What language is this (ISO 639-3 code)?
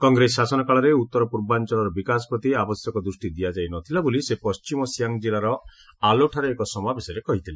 ori